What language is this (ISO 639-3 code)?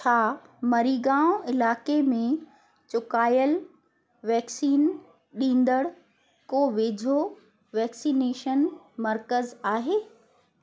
snd